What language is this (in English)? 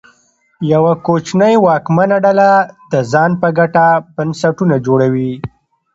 Pashto